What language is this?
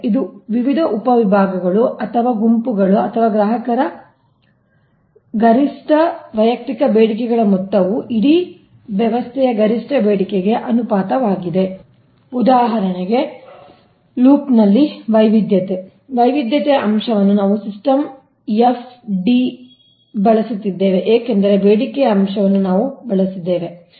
Kannada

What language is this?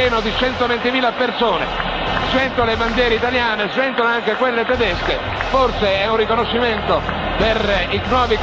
Italian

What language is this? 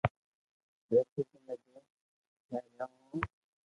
Loarki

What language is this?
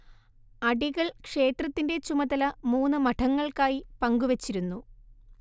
Malayalam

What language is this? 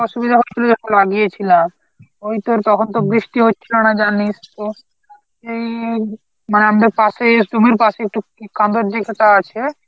Bangla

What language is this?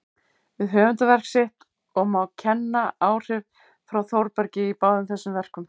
Icelandic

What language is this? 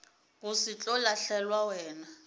Northern Sotho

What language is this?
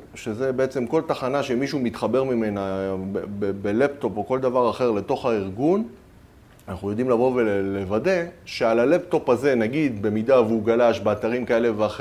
Hebrew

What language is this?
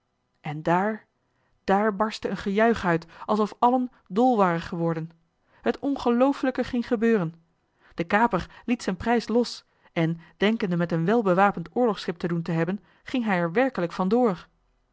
Dutch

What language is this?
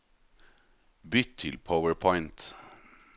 Norwegian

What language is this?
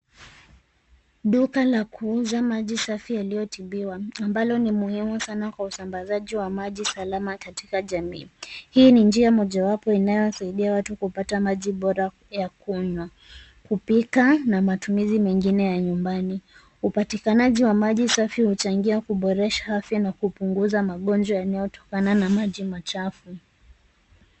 Swahili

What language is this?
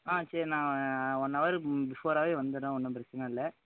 Tamil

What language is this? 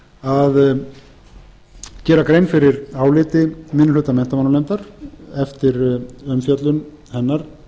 Icelandic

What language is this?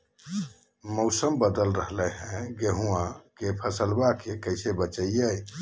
Magahi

